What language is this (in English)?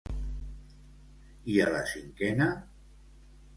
Catalan